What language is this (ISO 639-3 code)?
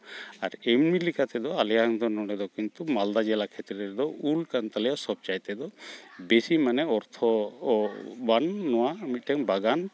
sat